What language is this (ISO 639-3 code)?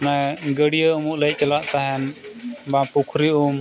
sat